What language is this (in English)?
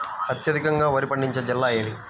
Telugu